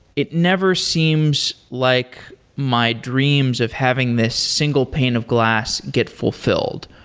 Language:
English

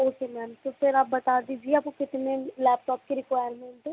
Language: Hindi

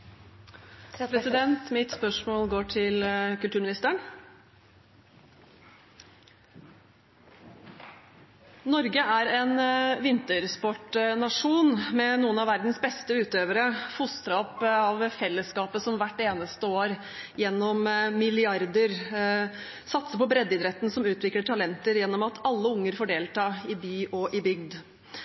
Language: Norwegian Bokmål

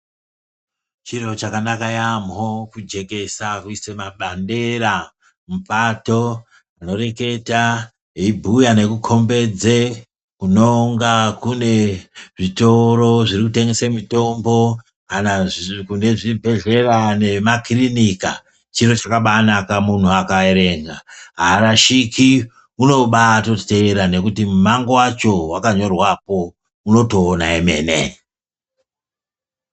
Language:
Ndau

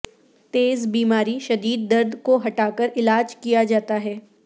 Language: Urdu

